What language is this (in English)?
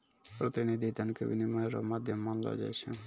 Maithili